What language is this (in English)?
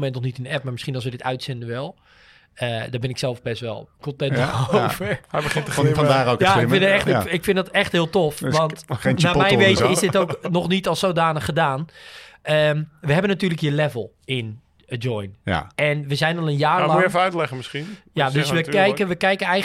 Dutch